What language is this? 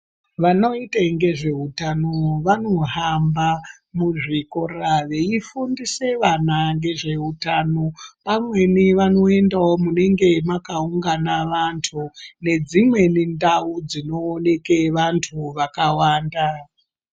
Ndau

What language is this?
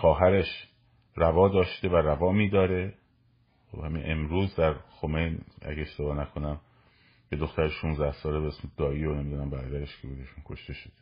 Persian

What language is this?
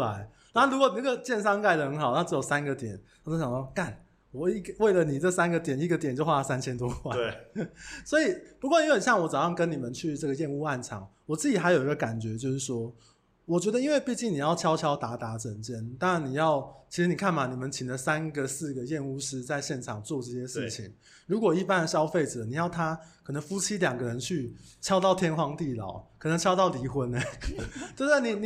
Chinese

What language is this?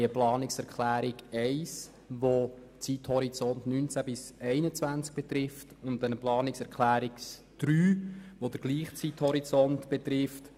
Swiss German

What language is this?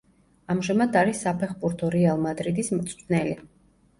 Georgian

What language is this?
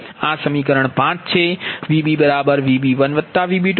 Gujarati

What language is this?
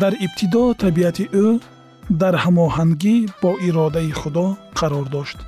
Persian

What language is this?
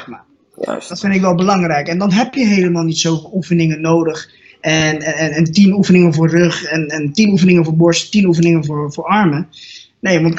Dutch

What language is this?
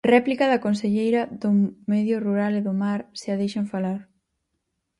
Galician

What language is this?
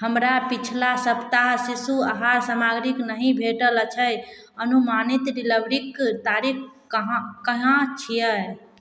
Maithili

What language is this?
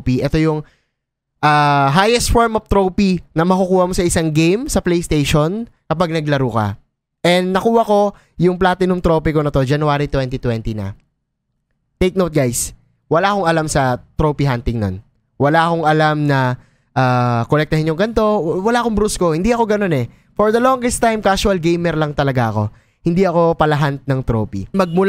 Filipino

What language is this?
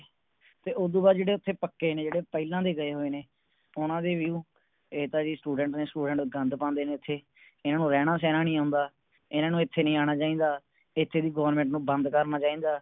Punjabi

